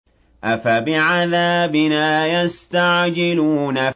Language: Arabic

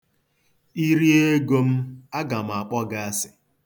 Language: Igbo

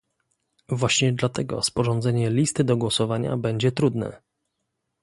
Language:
Polish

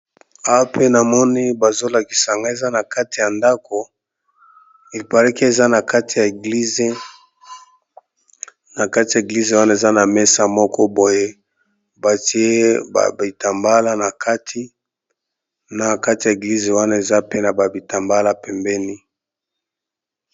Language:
Lingala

